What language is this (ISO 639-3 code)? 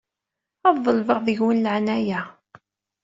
kab